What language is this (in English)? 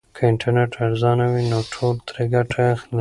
Pashto